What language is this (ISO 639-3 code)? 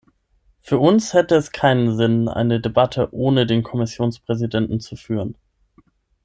deu